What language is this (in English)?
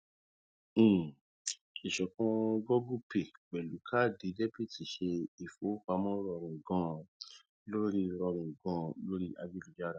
Yoruba